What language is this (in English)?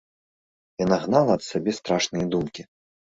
Belarusian